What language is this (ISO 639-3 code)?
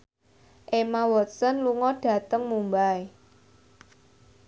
jav